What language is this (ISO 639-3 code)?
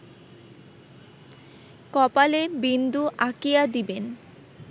ben